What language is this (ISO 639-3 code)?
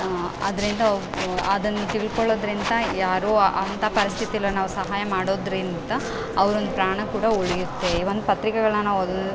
kan